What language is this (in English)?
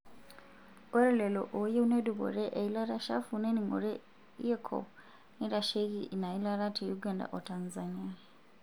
Masai